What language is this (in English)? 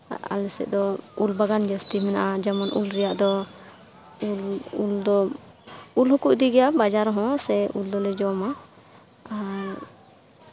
Santali